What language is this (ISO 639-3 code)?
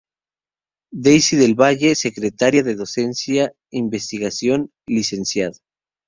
spa